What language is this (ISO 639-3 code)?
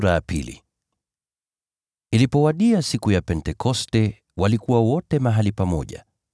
swa